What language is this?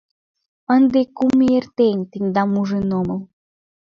Mari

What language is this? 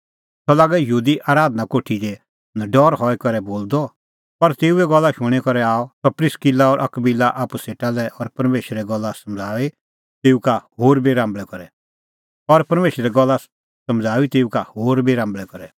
Kullu Pahari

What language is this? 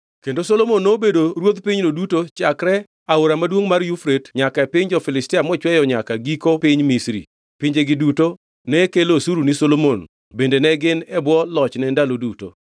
Luo (Kenya and Tanzania)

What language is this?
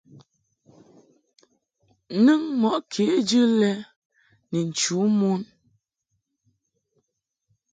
Mungaka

